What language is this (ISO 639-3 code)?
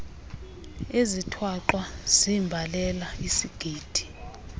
xho